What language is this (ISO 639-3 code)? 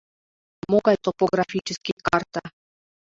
chm